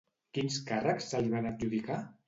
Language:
Catalan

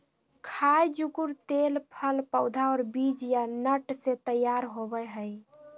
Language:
Magahi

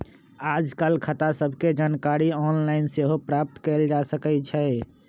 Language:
Magahi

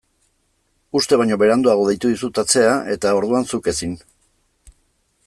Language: Basque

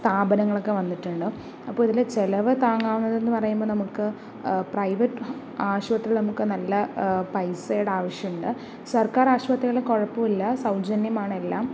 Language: Malayalam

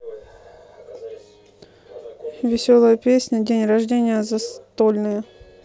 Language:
Russian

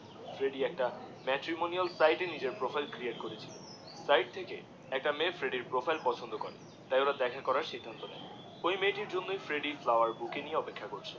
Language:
Bangla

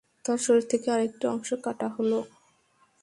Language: Bangla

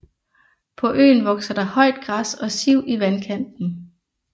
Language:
Danish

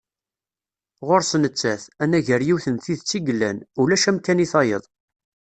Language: Kabyle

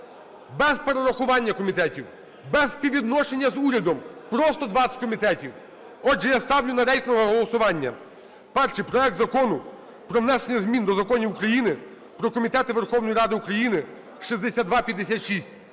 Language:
Ukrainian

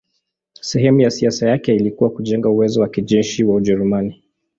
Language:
Swahili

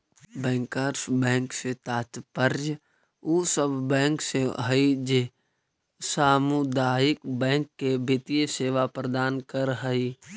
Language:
Magahi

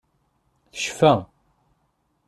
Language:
Kabyle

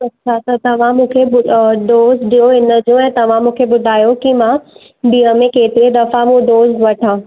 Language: Sindhi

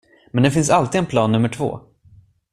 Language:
Swedish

